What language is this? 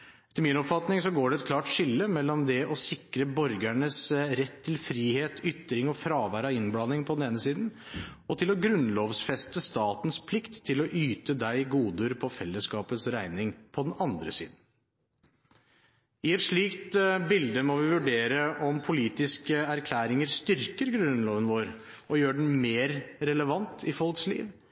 Norwegian Bokmål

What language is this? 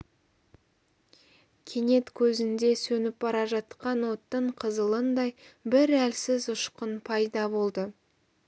Kazakh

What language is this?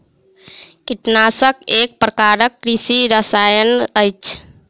Maithili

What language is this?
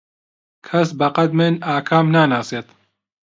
Central Kurdish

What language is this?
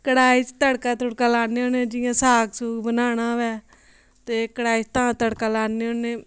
Dogri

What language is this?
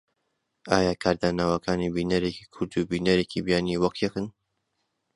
Central Kurdish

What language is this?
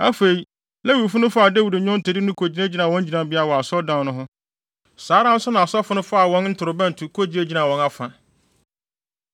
Akan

